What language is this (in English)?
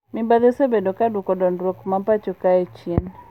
Luo (Kenya and Tanzania)